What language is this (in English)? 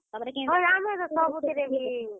Odia